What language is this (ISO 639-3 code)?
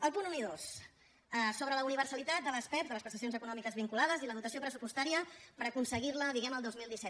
cat